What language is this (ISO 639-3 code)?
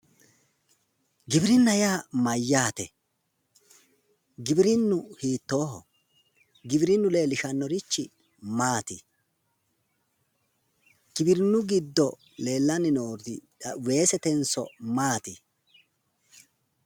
sid